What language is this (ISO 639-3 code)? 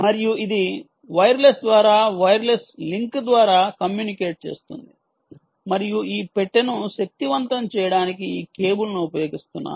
tel